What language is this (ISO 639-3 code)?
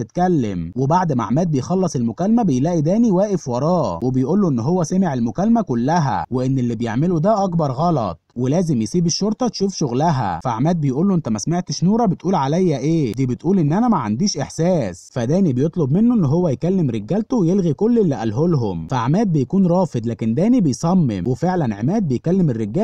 ara